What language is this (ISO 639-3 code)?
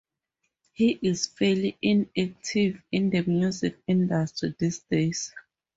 eng